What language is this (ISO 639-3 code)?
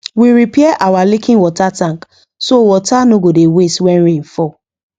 pcm